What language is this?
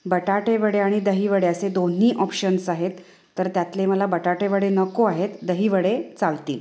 Marathi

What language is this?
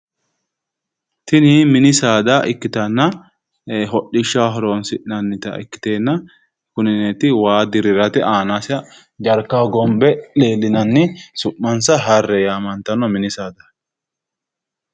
Sidamo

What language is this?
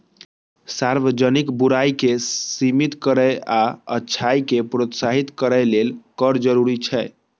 Maithili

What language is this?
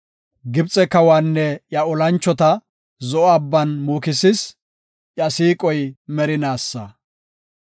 Gofa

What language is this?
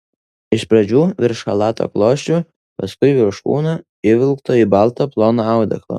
Lithuanian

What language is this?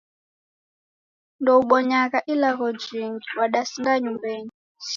Taita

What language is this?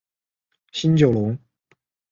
Chinese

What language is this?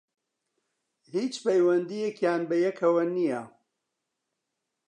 Central Kurdish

